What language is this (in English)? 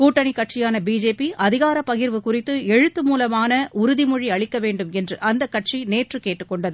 Tamil